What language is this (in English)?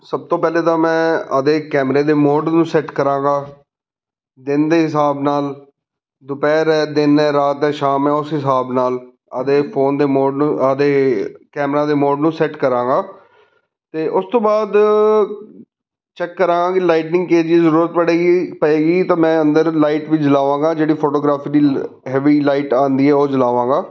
Punjabi